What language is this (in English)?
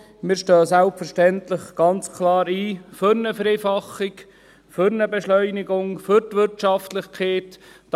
Swiss German